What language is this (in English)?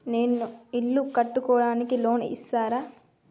Telugu